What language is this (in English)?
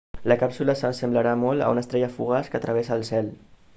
Catalan